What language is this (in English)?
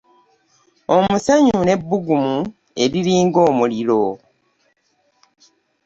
Ganda